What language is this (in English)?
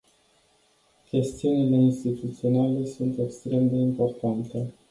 Romanian